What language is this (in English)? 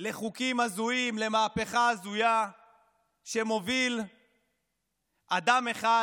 Hebrew